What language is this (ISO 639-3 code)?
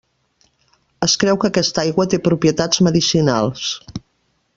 cat